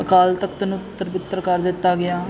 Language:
Punjabi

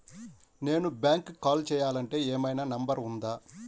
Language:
Telugu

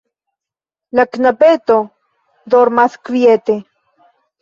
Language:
Esperanto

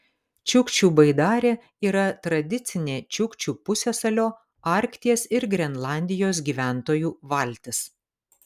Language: Lithuanian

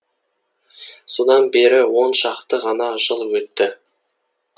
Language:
Kazakh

